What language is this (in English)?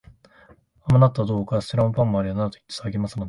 Japanese